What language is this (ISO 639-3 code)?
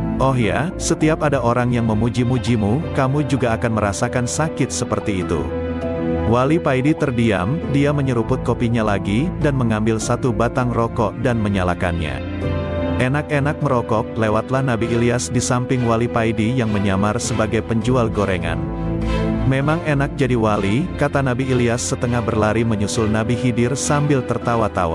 ind